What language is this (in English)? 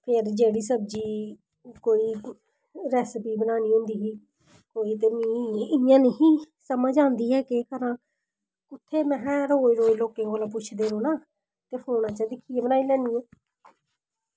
Dogri